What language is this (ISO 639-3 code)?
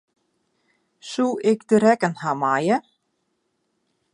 fry